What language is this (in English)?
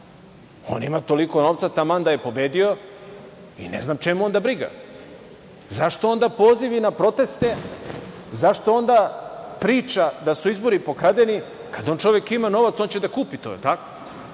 Serbian